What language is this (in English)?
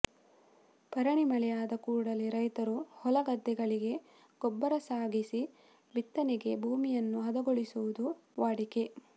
Kannada